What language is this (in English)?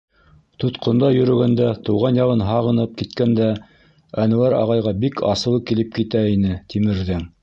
Bashkir